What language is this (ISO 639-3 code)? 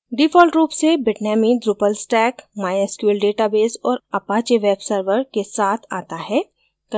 hin